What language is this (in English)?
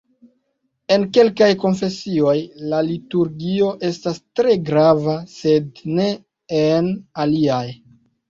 Esperanto